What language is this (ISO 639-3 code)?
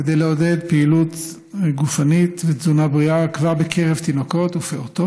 heb